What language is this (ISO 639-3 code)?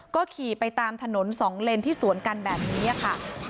tha